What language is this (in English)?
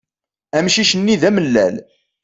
Kabyle